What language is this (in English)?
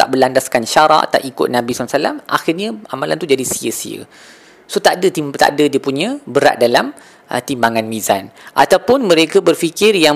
Malay